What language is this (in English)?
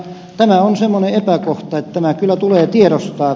Finnish